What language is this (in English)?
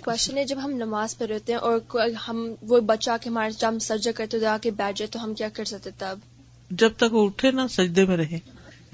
Urdu